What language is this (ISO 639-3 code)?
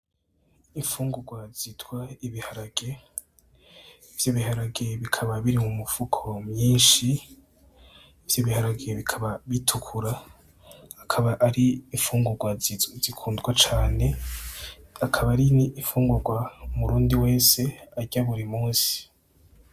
run